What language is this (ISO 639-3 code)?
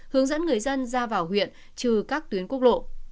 vie